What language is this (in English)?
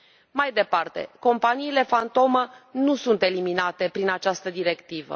Romanian